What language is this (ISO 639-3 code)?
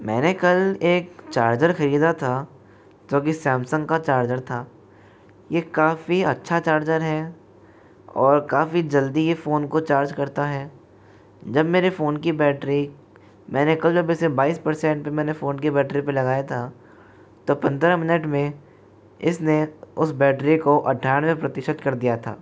hin